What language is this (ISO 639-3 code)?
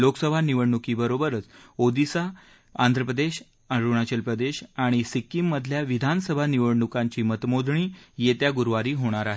mar